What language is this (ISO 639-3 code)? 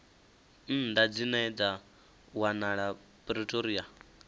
ven